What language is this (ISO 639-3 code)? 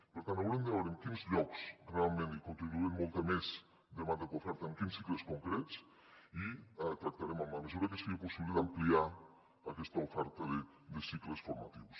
cat